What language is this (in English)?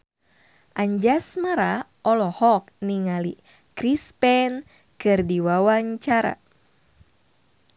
Sundanese